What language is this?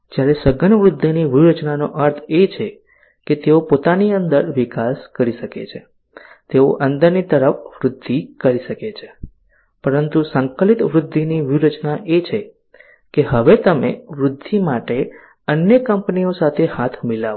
Gujarati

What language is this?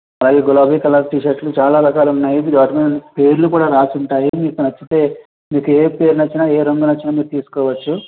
Telugu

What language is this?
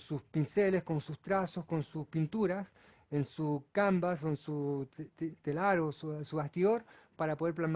Spanish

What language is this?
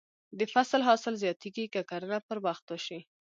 Pashto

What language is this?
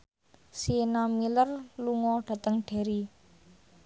Javanese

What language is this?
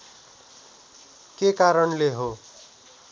Nepali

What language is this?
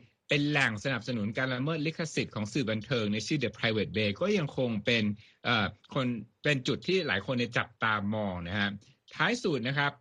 Thai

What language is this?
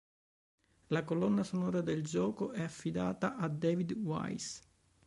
Italian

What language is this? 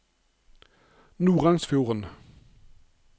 Norwegian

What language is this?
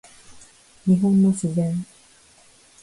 Japanese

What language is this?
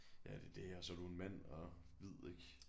Danish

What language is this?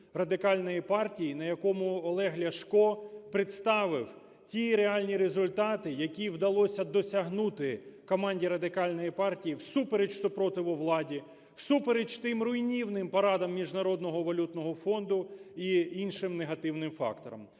Ukrainian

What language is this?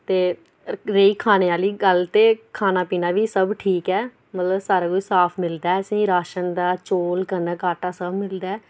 Dogri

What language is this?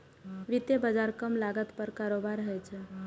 Maithili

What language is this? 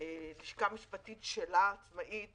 Hebrew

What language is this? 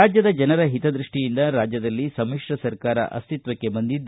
Kannada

